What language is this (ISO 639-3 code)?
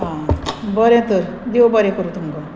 kok